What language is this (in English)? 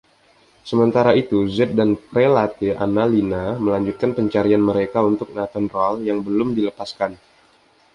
Indonesian